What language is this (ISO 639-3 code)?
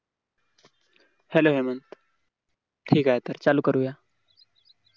mar